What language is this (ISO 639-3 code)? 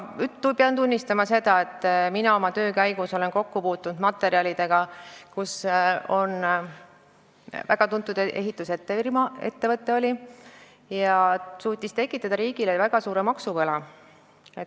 est